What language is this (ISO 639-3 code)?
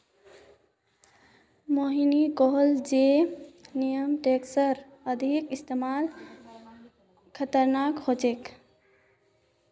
mag